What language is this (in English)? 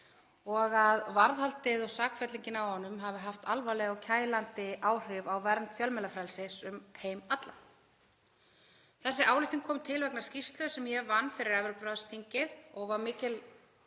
Icelandic